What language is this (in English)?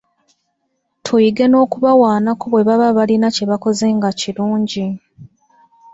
Ganda